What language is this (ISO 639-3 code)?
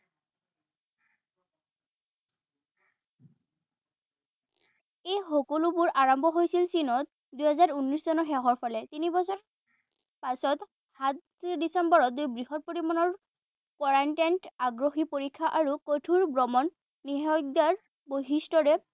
asm